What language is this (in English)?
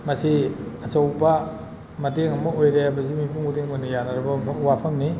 Manipuri